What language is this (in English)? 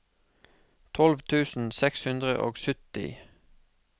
Norwegian